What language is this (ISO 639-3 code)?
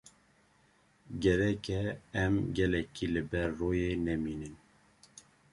kur